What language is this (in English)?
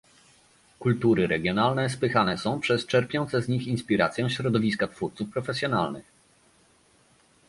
Polish